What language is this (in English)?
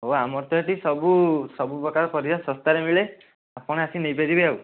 Odia